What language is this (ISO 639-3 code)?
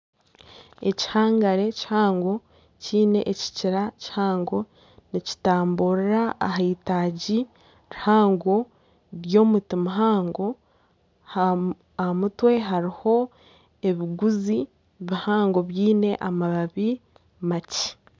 nyn